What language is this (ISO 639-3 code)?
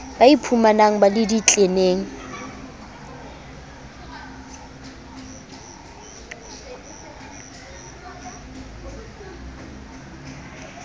sot